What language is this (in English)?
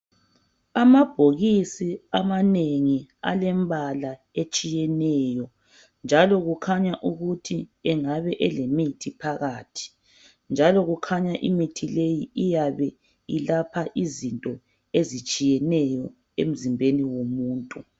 North Ndebele